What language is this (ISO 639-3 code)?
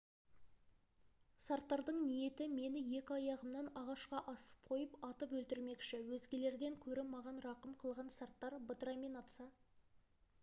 kaz